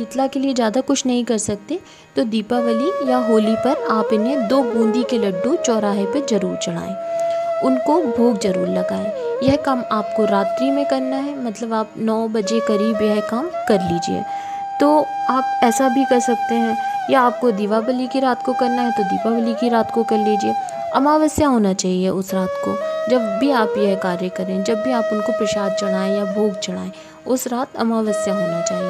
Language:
Hindi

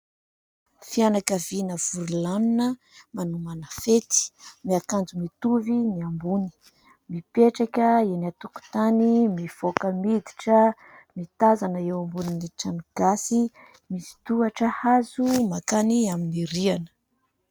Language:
Malagasy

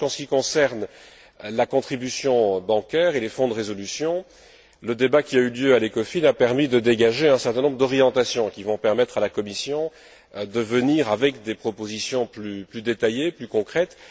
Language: French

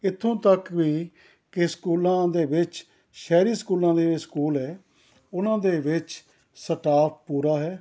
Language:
Punjabi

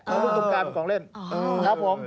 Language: Thai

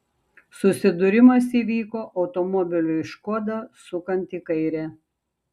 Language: Lithuanian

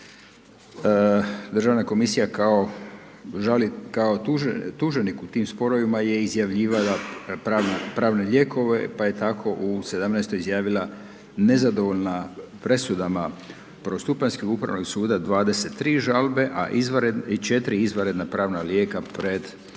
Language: Croatian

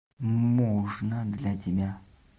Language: Russian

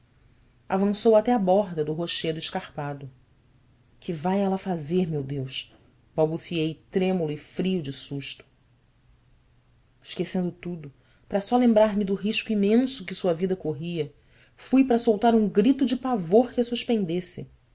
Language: Portuguese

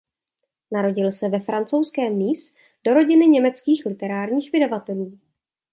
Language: Czech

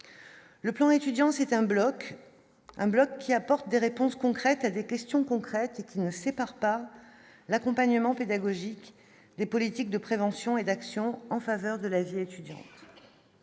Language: French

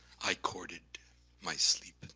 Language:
English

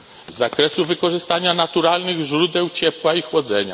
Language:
Polish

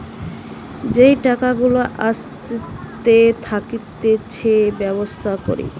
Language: Bangla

